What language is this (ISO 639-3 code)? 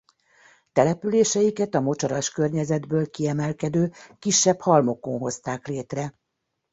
hun